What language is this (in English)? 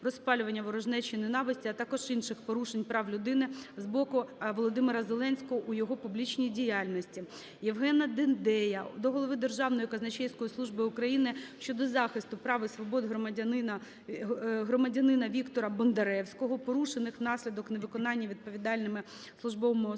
Ukrainian